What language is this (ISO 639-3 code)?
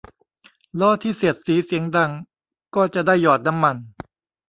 tha